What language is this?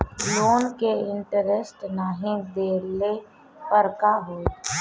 Bhojpuri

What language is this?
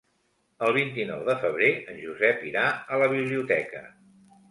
Catalan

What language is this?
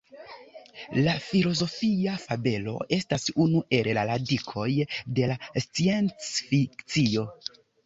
Esperanto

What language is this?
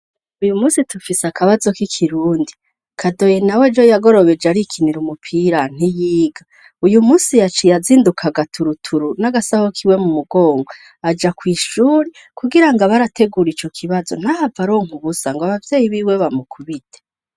Rundi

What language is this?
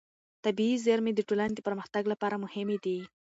Pashto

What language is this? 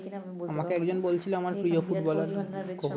Bangla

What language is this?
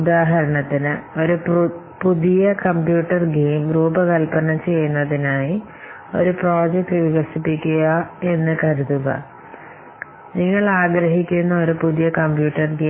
Malayalam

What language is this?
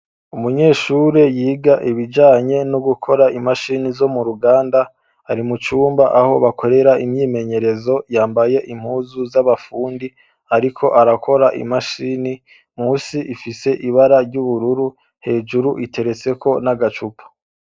Rundi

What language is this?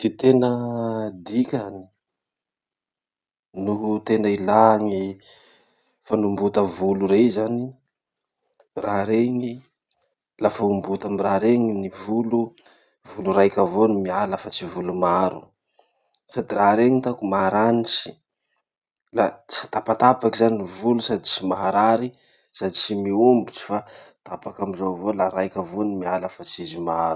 Masikoro Malagasy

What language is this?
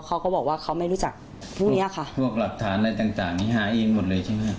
Thai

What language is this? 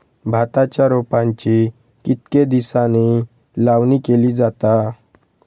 Marathi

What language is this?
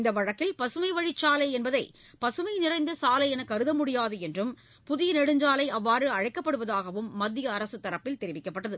Tamil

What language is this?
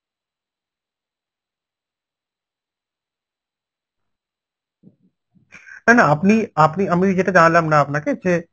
Bangla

